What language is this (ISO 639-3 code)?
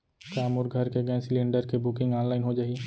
hne